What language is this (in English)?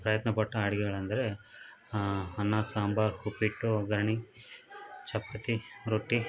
Kannada